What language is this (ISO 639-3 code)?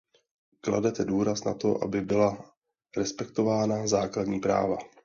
ces